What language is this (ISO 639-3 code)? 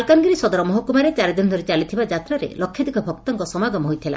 ori